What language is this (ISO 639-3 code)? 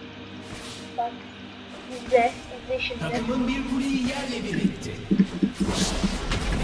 tur